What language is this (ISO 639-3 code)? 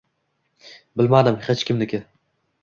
uzb